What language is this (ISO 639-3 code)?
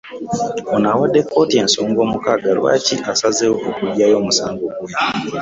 lug